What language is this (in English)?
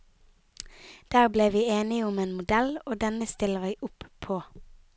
Norwegian